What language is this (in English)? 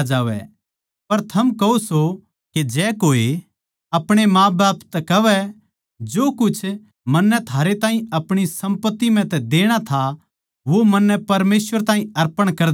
Haryanvi